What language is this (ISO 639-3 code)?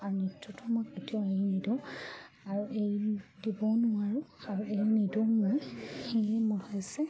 asm